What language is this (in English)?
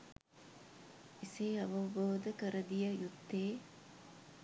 Sinhala